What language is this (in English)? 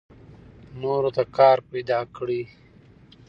Pashto